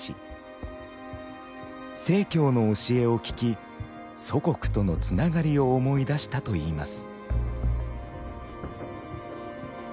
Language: Japanese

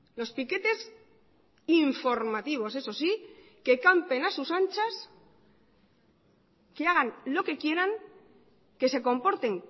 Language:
Spanish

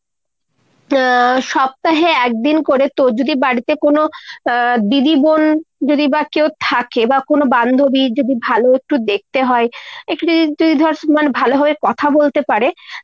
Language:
Bangla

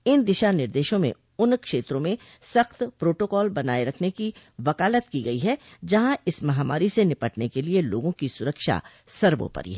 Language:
Hindi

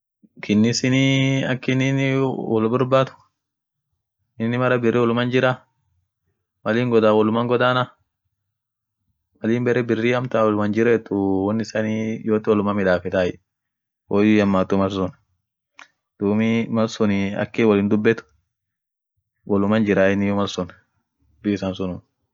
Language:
Orma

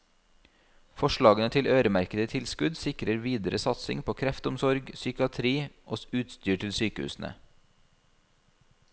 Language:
Norwegian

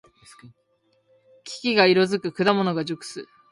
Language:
Japanese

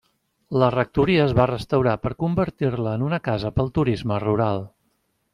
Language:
Catalan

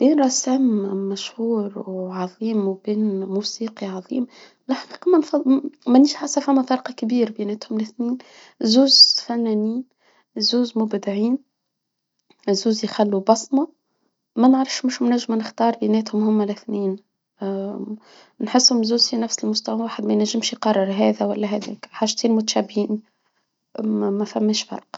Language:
Tunisian Arabic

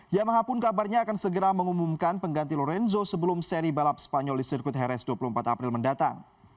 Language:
Indonesian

